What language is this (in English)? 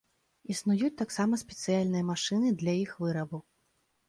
Belarusian